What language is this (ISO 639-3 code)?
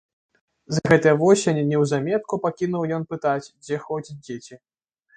bel